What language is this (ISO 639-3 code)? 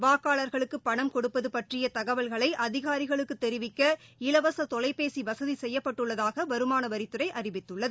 tam